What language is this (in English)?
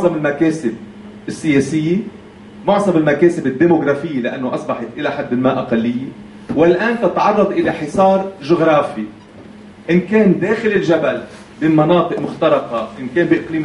Arabic